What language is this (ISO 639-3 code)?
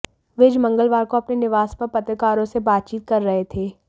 hin